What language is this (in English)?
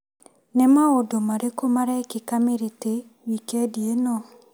Kikuyu